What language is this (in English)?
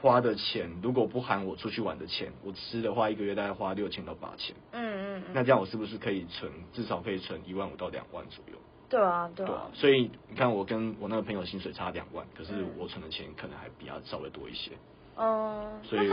Chinese